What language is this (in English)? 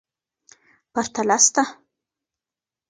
Pashto